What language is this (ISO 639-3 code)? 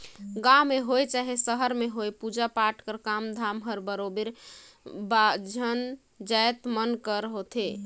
hne